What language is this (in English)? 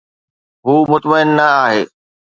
Sindhi